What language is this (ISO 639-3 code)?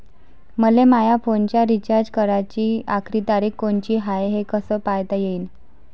mar